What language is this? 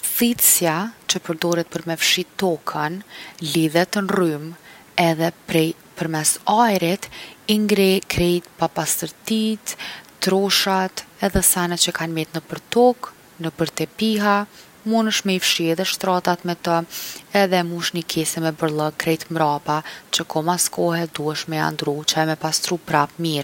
Gheg Albanian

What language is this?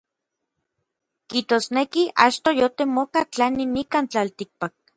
Orizaba Nahuatl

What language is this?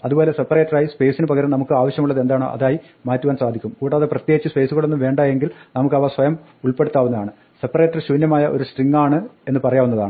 Malayalam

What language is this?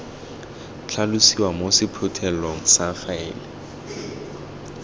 Tswana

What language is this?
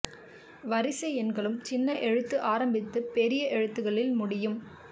Tamil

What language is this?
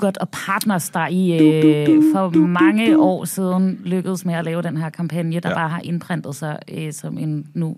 Danish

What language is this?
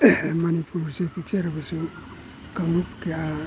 Manipuri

